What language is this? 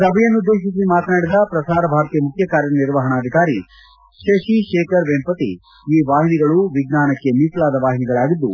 Kannada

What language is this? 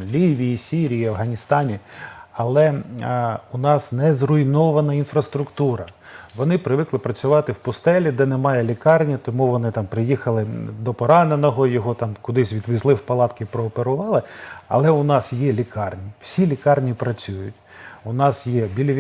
Ukrainian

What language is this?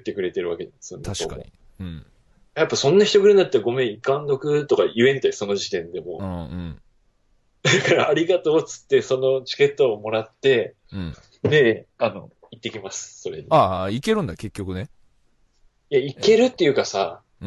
Japanese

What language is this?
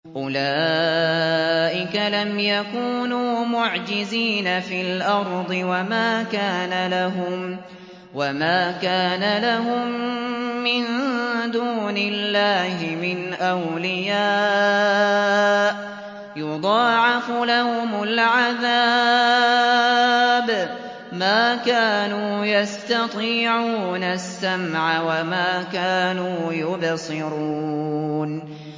Arabic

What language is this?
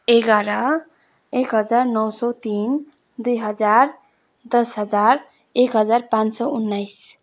Nepali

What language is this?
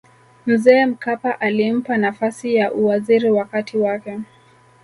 Swahili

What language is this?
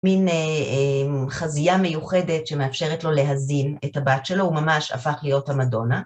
Hebrew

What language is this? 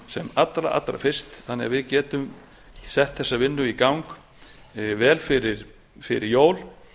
Icelandic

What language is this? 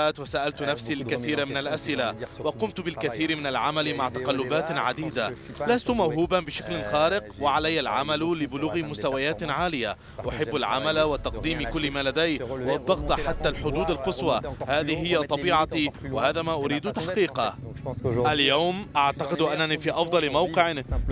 Arabic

